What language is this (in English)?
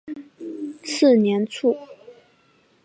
Chinese